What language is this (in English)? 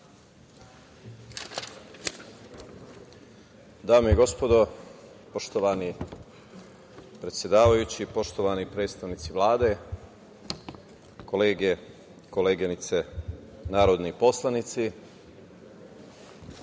Serbian